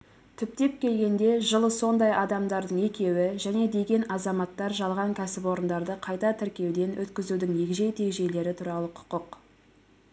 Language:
Kazakh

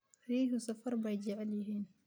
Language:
Somali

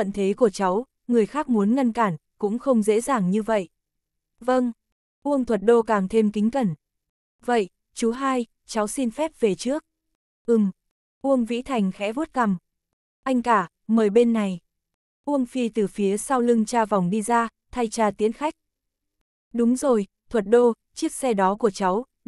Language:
Vietnamese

